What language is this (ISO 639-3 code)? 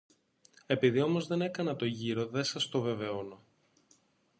ell